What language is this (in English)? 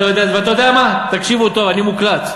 Hebrew